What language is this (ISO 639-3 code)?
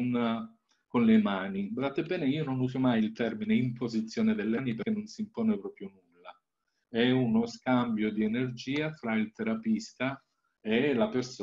ita